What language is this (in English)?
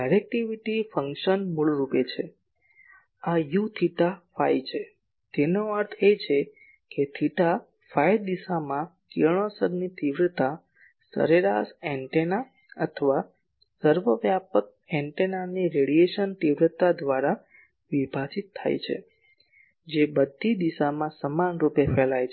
Gujarati